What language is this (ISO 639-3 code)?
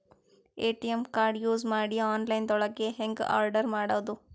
kan